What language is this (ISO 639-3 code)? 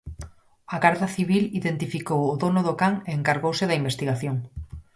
glg